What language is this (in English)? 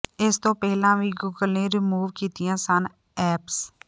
Punjabi